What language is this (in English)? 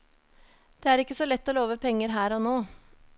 Norwegian